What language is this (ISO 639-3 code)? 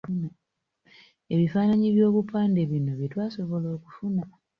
lug